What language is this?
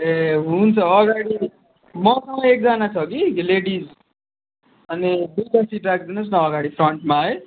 Nepali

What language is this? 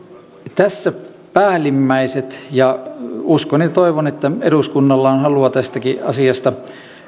Finnish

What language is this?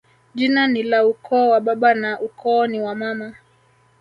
Swahili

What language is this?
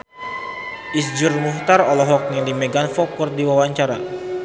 Sundanese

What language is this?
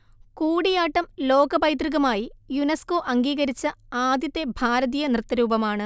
Malayalam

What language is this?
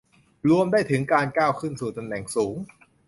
Thai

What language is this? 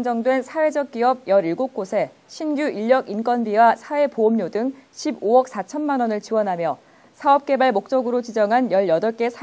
Korean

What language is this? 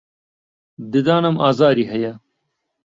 Central Kurdish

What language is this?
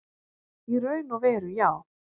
Icelandic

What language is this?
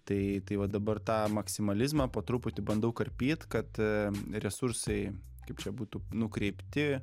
Lithuanian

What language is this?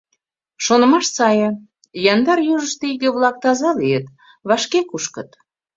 Mari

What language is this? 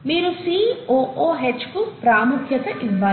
Telugu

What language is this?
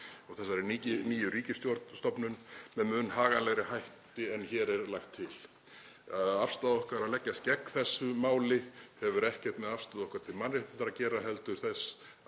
Icelandic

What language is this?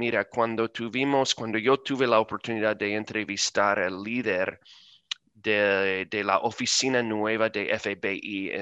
Spanish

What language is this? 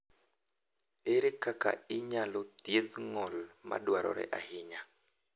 Luo (Kenya and Tanzania)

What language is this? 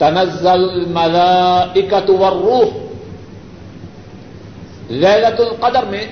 Urdu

